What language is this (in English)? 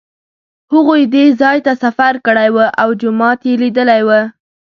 Pashto